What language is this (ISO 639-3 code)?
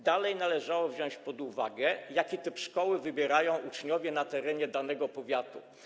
pol